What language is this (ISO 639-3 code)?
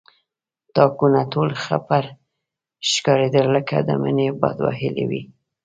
pus